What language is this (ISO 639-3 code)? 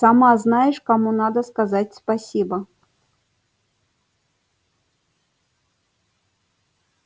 rus